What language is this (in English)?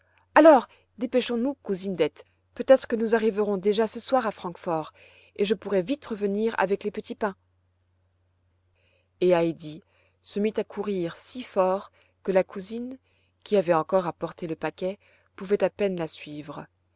French